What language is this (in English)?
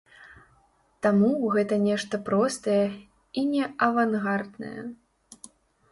Belarusian